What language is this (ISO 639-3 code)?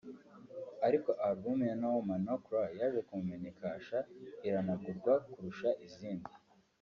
kin